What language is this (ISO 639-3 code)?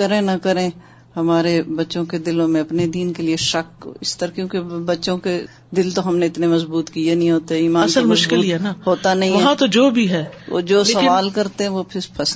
urd